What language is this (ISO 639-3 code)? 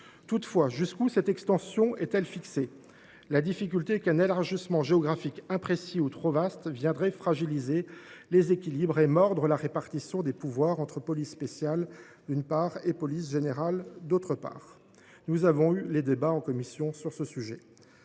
fra